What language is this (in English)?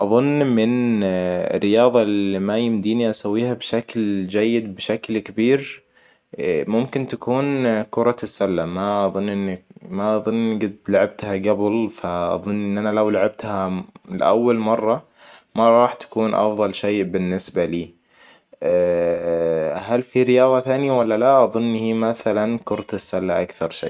Hijazi Arabic